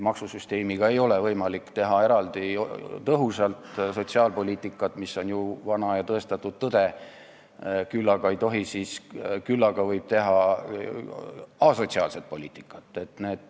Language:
Estonian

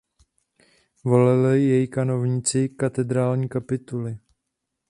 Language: Czech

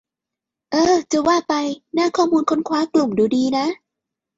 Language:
Thai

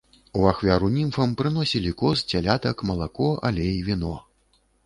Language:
Belarusian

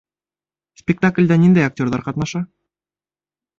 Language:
Bashkir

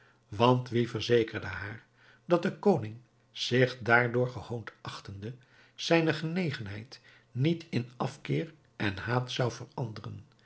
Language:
Dutch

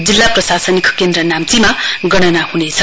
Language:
Nepali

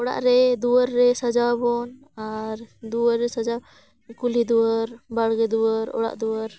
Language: Santali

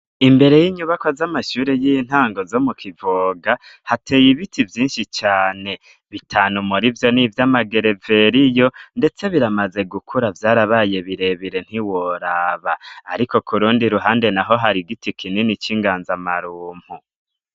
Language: Rundi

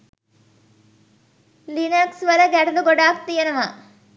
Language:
Sinhala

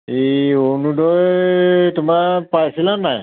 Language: Assamese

